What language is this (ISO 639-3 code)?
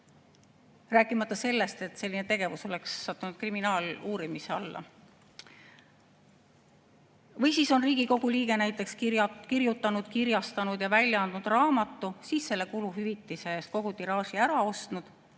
est